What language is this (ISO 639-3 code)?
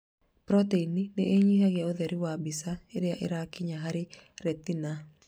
kik